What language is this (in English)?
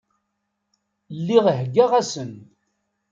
Kabyle